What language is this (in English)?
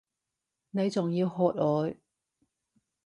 Cantonese